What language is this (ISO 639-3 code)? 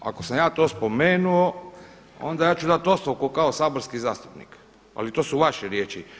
hrv